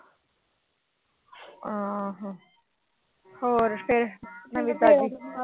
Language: Punjabi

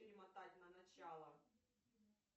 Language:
Russian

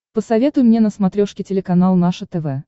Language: Russian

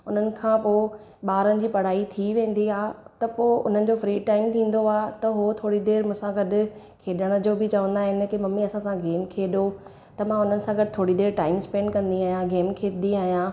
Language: Sindhi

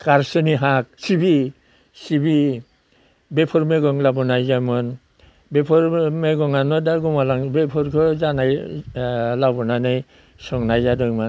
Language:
Bodo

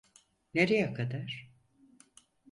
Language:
Turkish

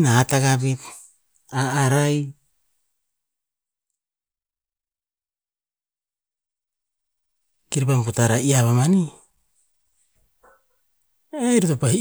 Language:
Tinputz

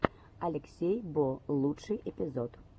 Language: Russian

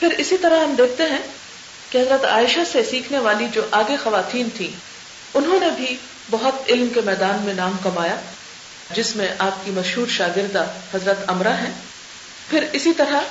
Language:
Urdu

